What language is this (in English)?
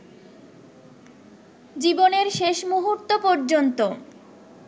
Bangla